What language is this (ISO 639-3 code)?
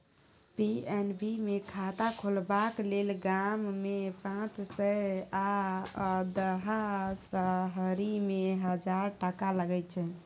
mai